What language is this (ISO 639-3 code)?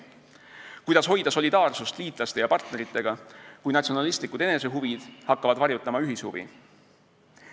est